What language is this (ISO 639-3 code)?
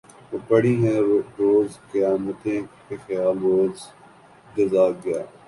urd